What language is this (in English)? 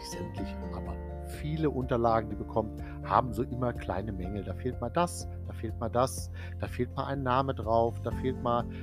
German